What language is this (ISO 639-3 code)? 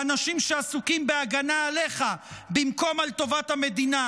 heb